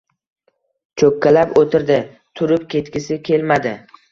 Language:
Uzbek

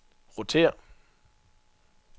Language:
Danish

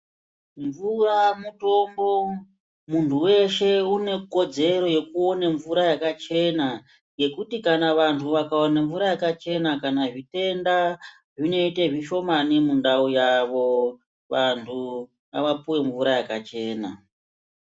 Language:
Ndau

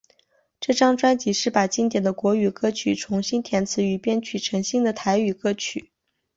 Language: Chinese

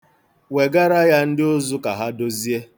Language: Igbo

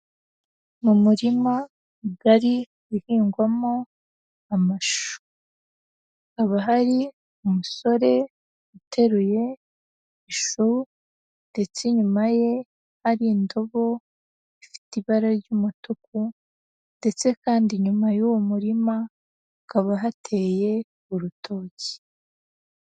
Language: Kinyarwanda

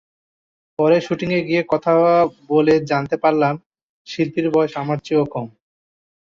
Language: Bangla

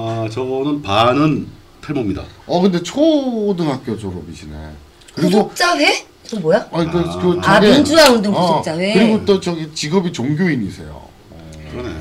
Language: Korean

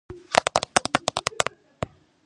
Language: Georgian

